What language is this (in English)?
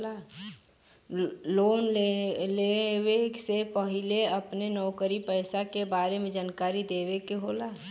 Bhojpuri